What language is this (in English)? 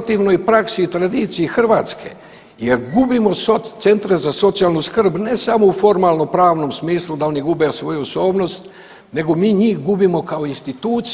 Croatian